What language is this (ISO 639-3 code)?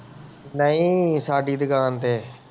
pan